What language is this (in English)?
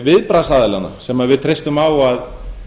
Icelandic